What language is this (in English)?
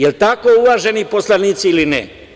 Serbian